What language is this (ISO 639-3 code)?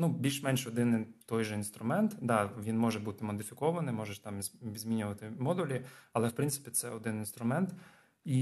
ukr